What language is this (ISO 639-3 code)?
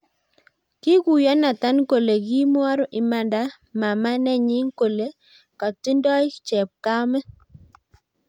kln